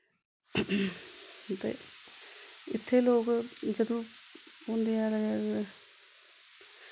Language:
Dogri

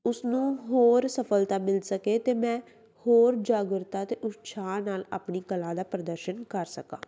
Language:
Punjabi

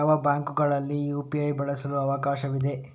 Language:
Kannada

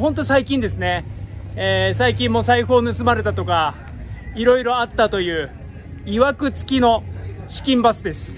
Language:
Japanese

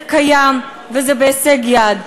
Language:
Hebrew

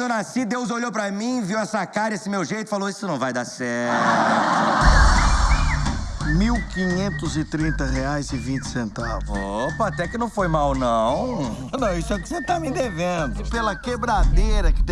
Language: Portuguese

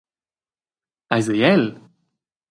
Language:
Romansh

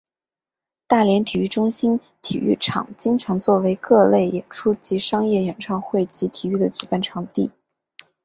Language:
Chinese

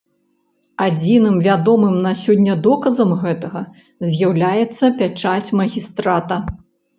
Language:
Belarusian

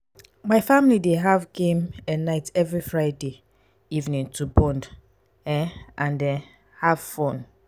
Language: Nigerian Pidgin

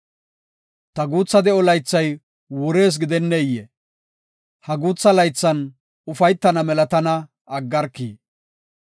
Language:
Gofa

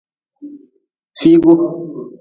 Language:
Nawdm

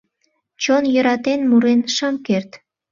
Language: Mari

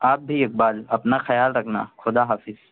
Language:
Urdu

